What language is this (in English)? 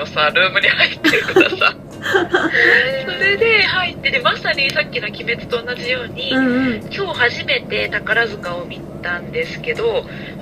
Japanese